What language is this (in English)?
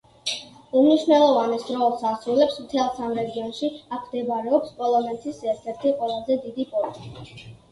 Georgian